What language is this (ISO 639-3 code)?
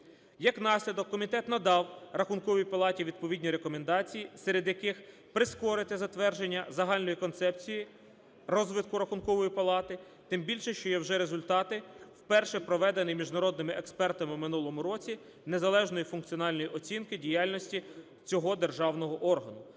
ukr